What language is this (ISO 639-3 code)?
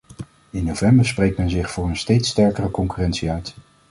nld